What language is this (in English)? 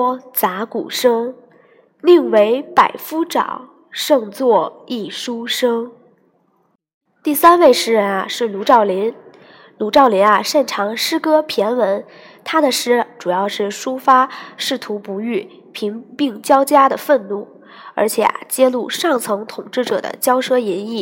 Chinese